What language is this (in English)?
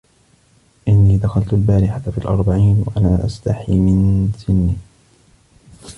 Arabic